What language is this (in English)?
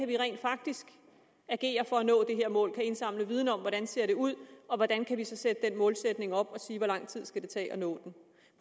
Danish